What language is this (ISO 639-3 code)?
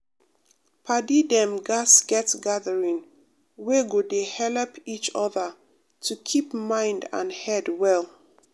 pcm